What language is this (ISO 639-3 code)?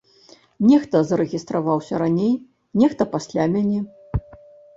bel